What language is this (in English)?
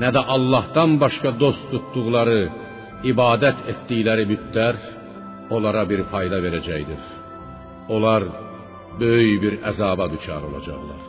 Persian